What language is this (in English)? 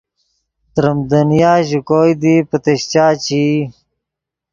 Yidgha